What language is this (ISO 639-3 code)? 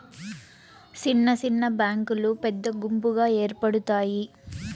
tel